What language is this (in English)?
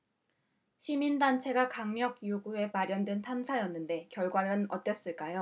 Korean